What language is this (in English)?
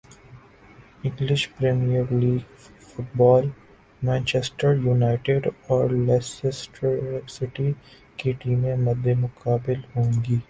Urdu